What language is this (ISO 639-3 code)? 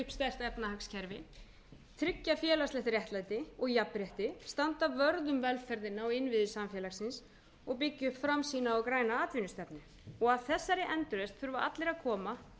isl